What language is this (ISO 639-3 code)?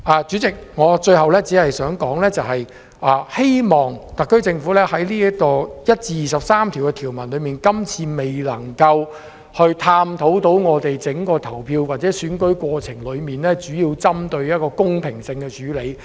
yue